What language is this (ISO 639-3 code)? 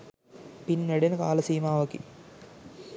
sin